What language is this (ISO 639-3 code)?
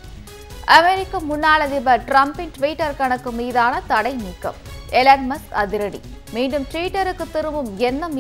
hin